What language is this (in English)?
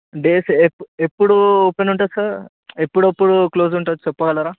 Telugu